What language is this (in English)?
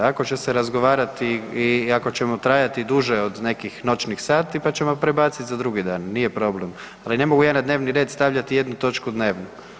Croatian